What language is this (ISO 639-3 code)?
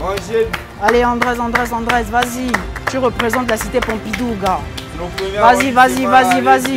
fra